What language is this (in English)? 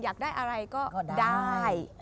Thai